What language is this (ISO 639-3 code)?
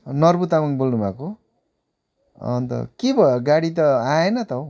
nep